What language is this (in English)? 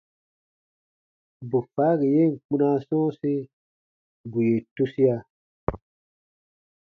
Baatonum